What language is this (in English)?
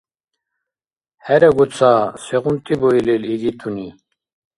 Dargwa